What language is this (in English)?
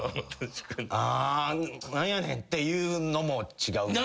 Japanese